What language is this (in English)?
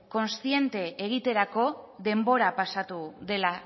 Basque